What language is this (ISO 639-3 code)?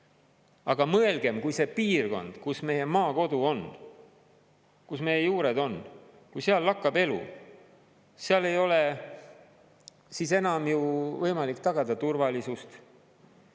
est